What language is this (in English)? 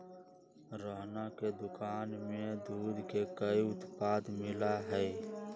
Magahi